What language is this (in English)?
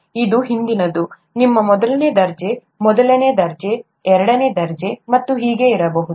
Kannada